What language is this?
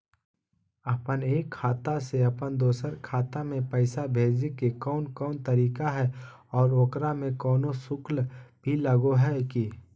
Magahi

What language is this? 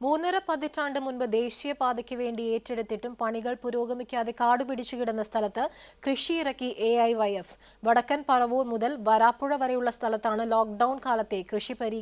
Malayalam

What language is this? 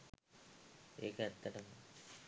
Sinhala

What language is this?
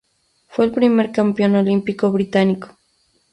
Spanish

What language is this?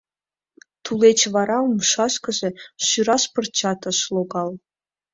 Mari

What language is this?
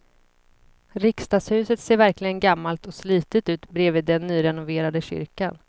Swedish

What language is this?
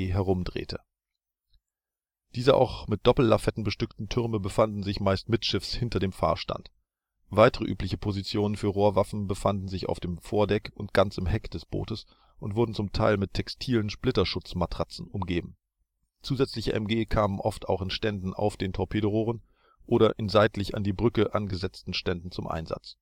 German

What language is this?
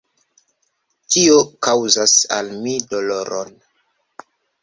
Esperanto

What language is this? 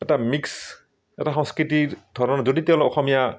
Assamese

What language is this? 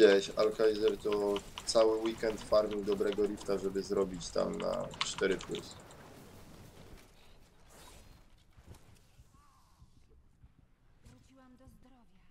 Polish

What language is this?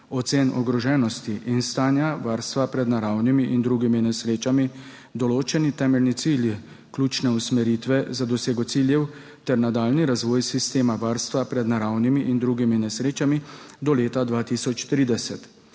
Slovenian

